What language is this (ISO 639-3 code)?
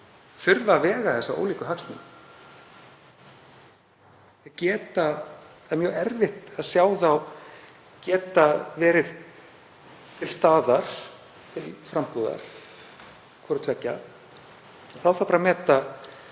isl